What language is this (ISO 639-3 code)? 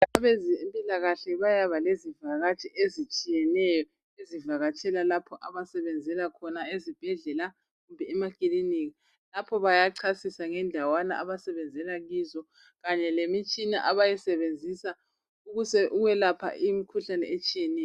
nde